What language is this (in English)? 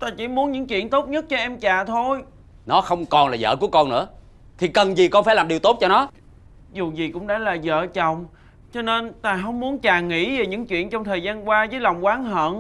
Vietnamese